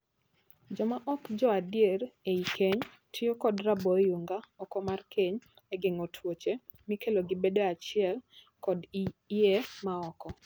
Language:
Luo (Kenya and Tanzania)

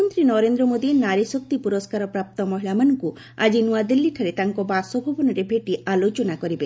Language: Odia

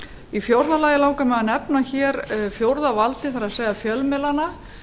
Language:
Icelandic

